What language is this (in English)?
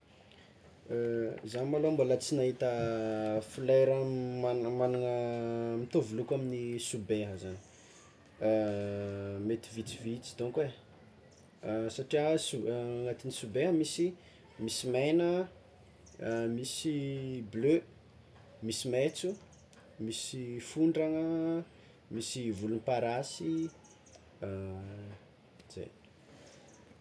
Tsimihety Malagasy